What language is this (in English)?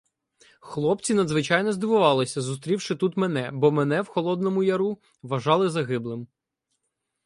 Ukrainian